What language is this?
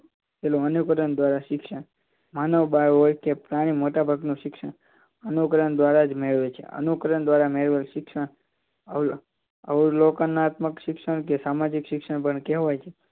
Gujarati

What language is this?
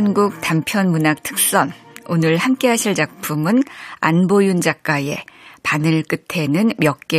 Korean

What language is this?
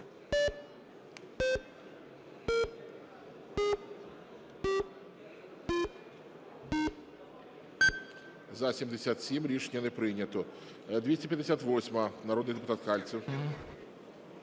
Ukrainian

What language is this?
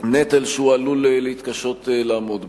Hebrew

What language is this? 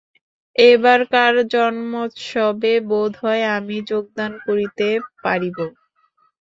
Bangla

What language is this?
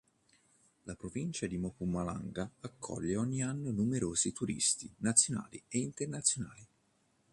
Italian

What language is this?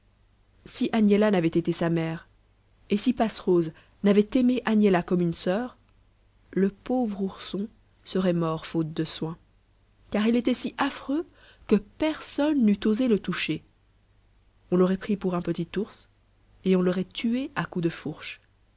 French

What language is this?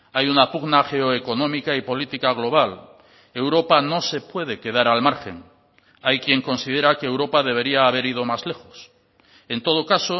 Spanish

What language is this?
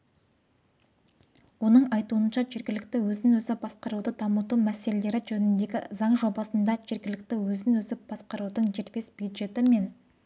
Kazakh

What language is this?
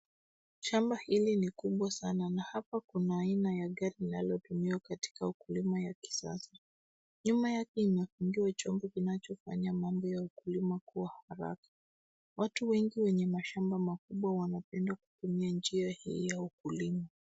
Swahili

